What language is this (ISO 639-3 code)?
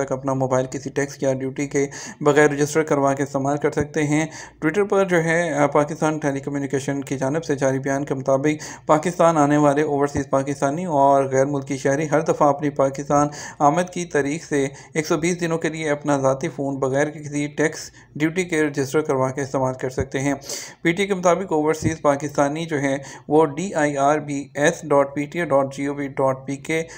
hin